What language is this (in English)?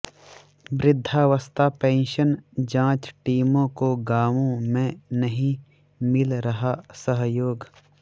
Hindi